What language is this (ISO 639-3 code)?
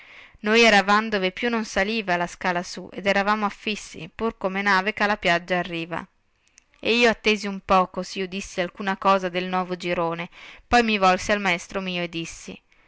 ita